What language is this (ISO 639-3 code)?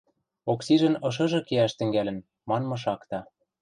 mrj